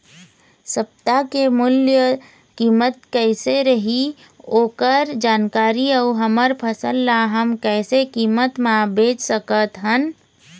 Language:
Chhattisgarhi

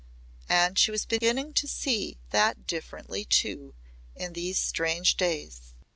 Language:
English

